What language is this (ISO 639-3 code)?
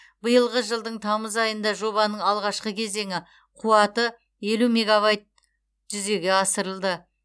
kaz